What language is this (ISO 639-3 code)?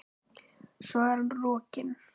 isl